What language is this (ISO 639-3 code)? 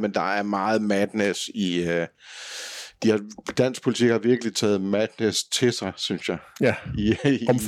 dan